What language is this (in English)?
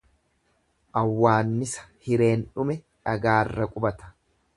Oromo